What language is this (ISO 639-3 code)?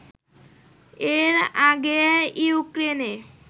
ben